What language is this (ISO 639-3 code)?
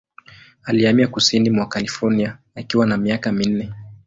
swa